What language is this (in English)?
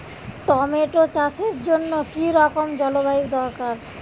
Bangla